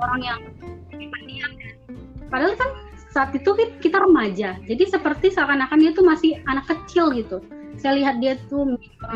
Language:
Indonesian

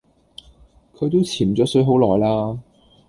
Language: Cantonese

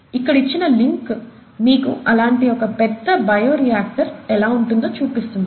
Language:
Telugu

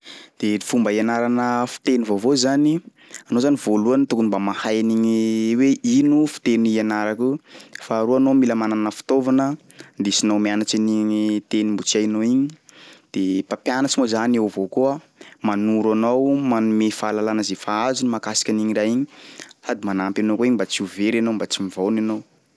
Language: Sakalava Malagasy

